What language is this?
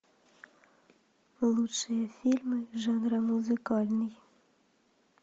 Russian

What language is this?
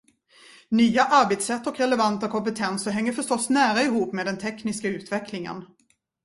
Swedish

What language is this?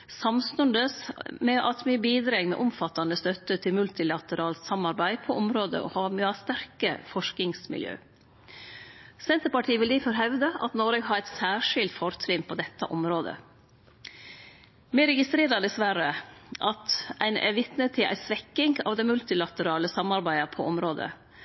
Norwegian Nynorsk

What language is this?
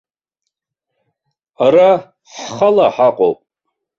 Abkhazian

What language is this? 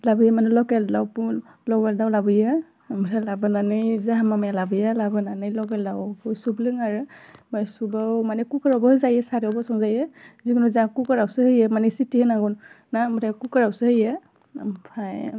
Bodo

